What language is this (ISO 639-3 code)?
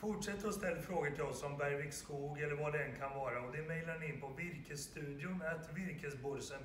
swe